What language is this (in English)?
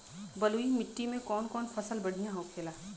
Bhojpuri